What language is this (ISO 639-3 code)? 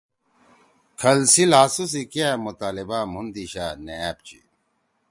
trw